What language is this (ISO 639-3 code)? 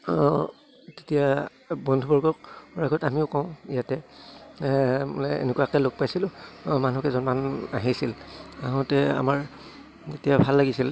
asm